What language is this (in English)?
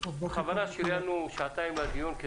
Hebrew